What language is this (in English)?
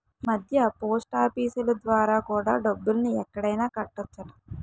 Telugu